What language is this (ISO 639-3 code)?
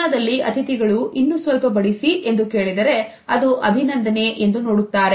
kan